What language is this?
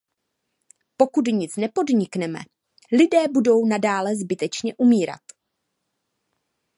Czech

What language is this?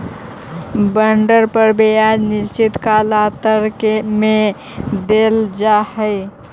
Magahi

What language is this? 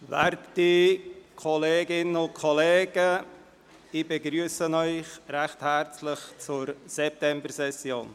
Swiss German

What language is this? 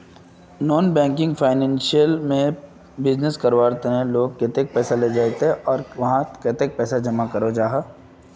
Magahi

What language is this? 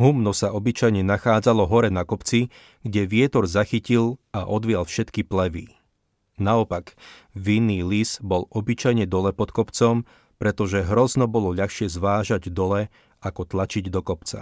Slovak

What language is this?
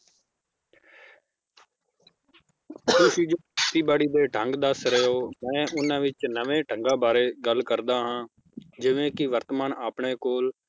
Punjabi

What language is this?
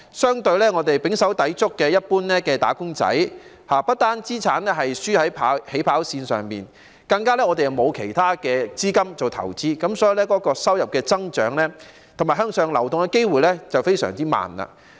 Cantonese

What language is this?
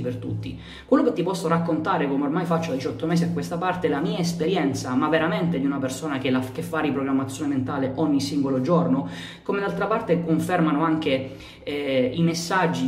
Italian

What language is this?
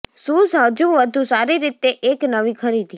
Gujarati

